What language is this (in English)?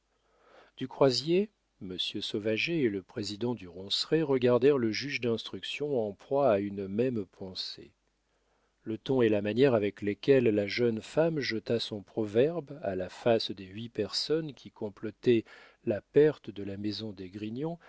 French